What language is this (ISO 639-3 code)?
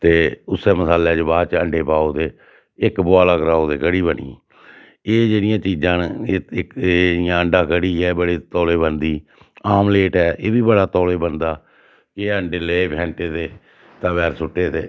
doi